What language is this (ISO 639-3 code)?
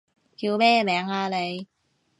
yue